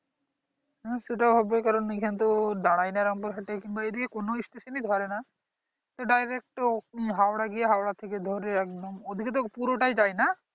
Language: Bangla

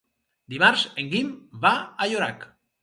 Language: Catalan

